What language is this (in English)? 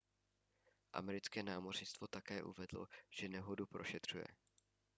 Czech